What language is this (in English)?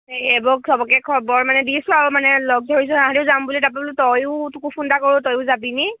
Assamese